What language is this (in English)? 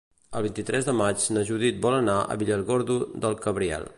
Catalan